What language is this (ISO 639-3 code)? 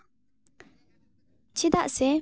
sat